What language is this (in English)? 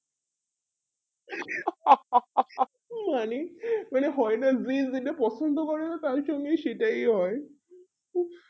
Bangla